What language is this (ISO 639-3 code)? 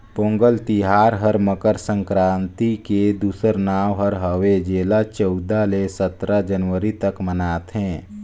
hne